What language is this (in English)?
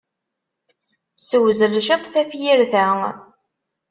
Kabyle